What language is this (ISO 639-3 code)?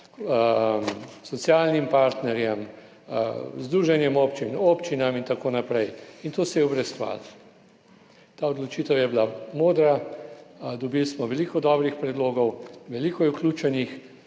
slv